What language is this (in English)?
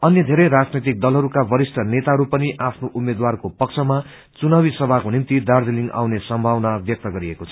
Nepali